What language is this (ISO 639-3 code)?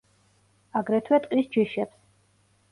kat